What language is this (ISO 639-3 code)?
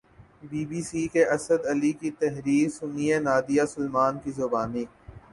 urd